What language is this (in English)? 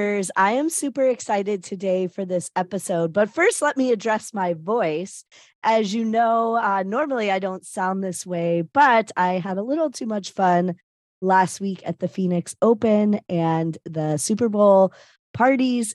English